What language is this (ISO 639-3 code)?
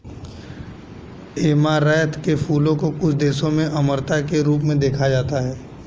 hin